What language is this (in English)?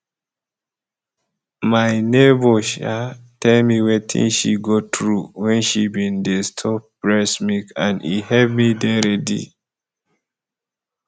Nigerian Pidgin